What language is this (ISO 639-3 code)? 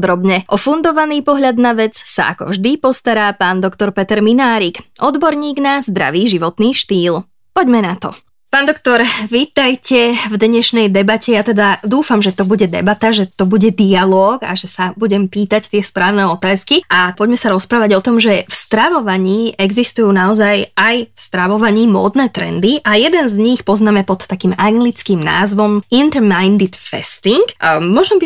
slk